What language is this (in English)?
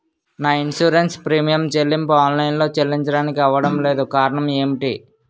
Telugu